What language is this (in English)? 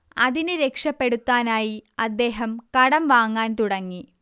Malayalam